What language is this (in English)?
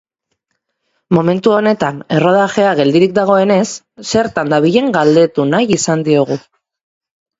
Basque